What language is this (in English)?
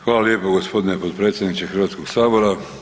Croatian